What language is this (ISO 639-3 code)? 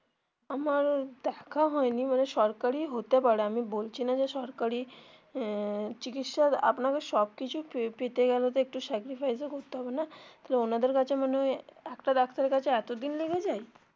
ben